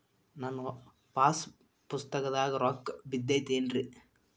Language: Kannada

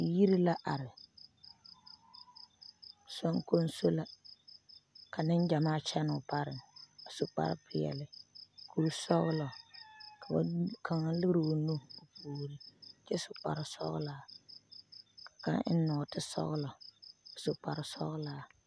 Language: Southern Dagaare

